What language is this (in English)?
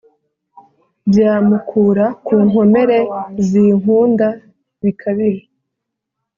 Kinyarwanda